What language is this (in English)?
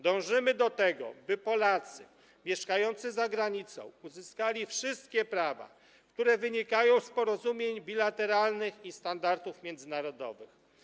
Polish